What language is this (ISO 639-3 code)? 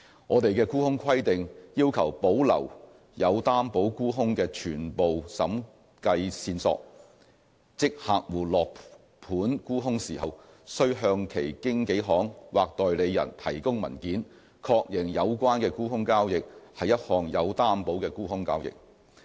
yue